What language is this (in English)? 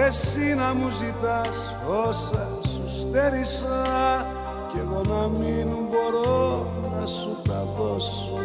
Greek